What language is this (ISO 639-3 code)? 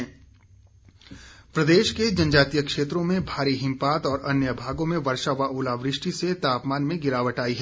hin